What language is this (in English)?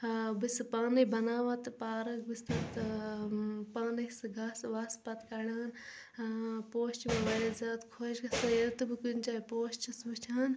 Kashmiri